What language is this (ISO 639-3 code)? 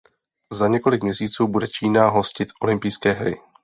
ces